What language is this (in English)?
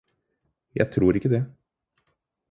Norwegian Bokmål